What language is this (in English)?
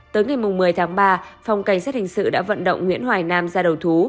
Vietnamese